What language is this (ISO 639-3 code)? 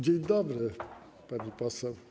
pol